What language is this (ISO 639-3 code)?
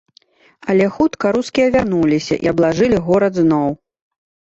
bel